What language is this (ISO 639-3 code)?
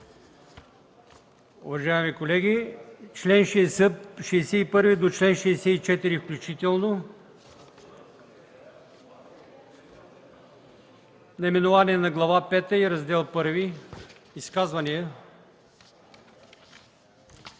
bul